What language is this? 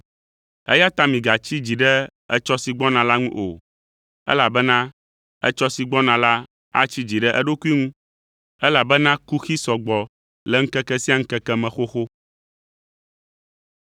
Ewe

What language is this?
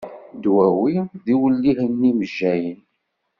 Kabyle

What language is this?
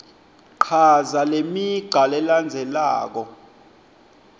Swati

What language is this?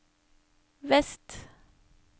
Norwegian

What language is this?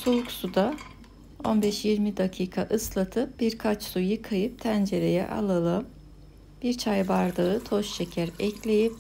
Turkish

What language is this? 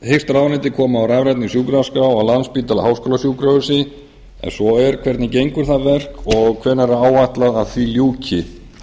Icelandic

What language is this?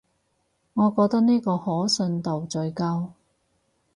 Cantonese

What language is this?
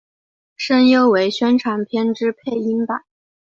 Chinese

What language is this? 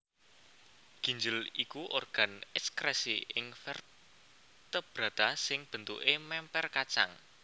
Javanese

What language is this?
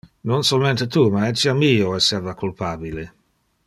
Interlingua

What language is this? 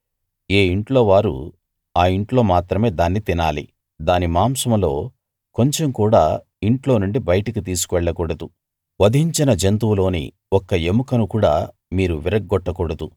Telugu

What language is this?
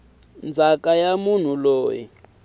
Tsonga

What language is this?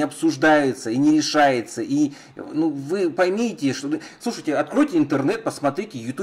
Russian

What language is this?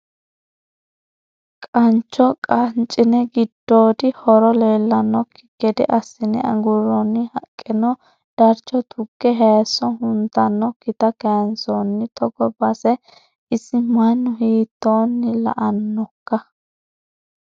Sidamo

